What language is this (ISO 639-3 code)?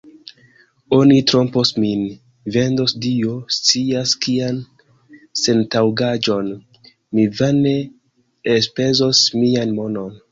epo